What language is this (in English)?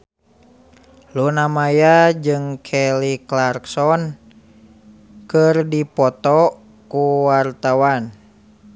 Sundanese